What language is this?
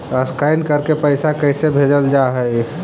Magahi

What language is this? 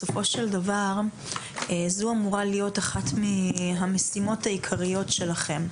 Hebrew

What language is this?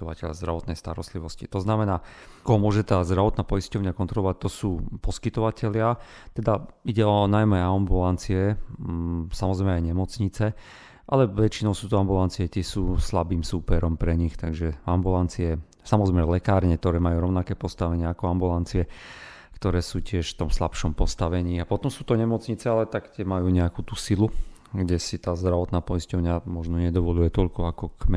Slovak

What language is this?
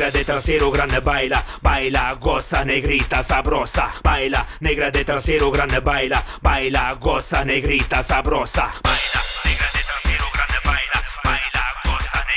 Italian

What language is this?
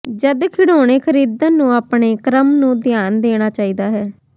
Punjabi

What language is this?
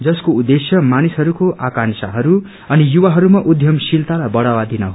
Nepali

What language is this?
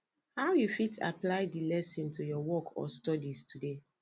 Nigerian Pidgin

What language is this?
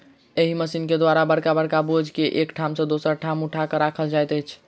Maithili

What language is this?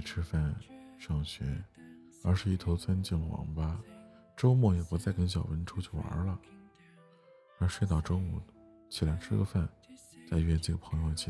Chinese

